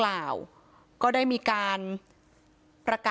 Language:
Thai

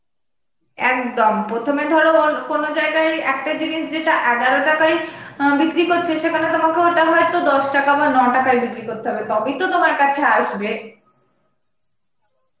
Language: Bangla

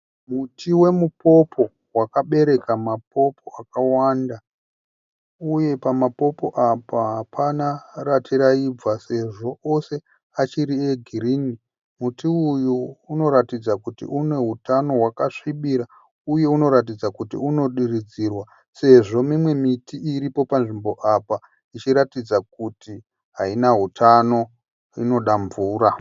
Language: Shona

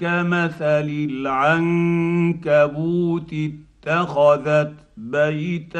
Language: Arabic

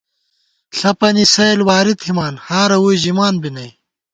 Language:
Gawar-Bati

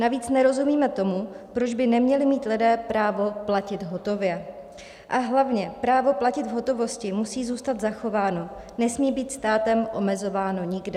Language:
Czech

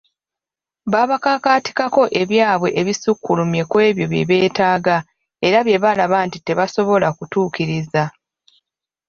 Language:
Ganda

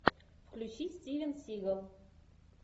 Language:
Russian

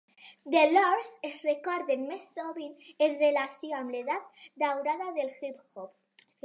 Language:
Catalan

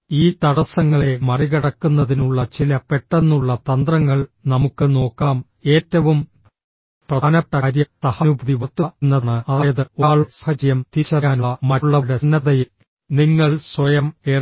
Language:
Malayalam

